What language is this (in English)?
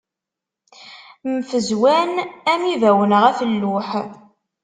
Kabyle